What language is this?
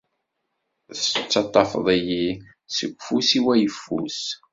Kabyle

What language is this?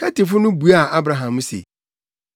Akan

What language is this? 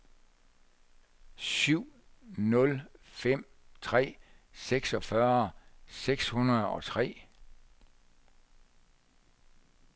Danish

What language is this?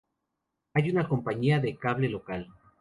Spanish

